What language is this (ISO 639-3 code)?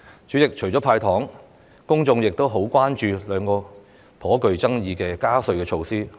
yue